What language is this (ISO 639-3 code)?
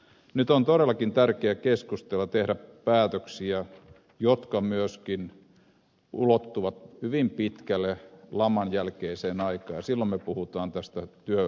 fin